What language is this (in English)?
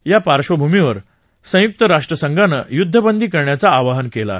Marathi